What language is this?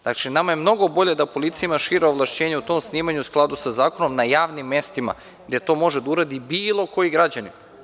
Serbian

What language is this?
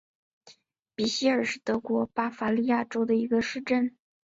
Chinese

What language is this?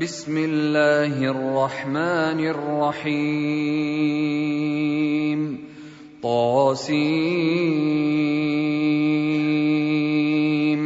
Arabic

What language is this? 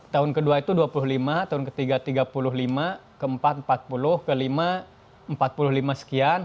Indonesian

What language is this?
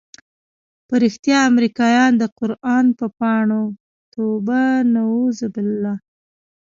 Pashto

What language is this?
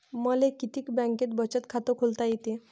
Marathi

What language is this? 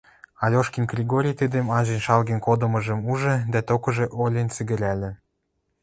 Western Mari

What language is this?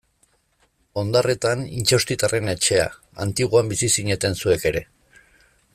Basque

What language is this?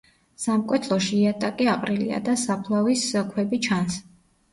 Georgian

